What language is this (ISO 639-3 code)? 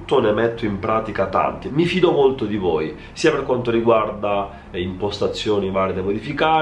ita